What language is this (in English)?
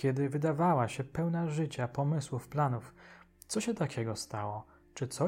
Polish